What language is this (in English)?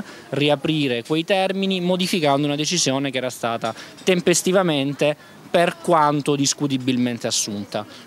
Italian